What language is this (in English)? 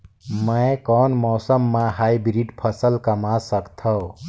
Chhattisgarhi